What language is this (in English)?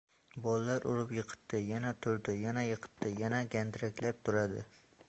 Uzbek